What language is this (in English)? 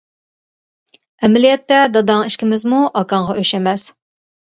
Uyghur